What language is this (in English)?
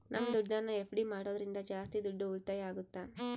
Kannada